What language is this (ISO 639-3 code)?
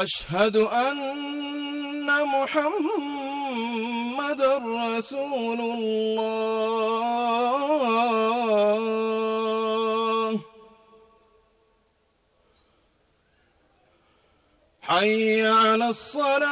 ara